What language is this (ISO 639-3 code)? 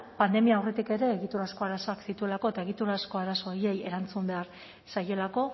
eus